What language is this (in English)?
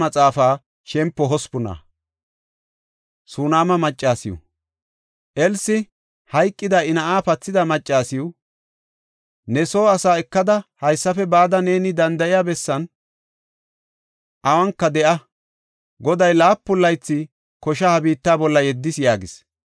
Gofa